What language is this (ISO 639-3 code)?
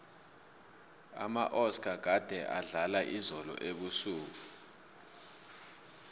nbl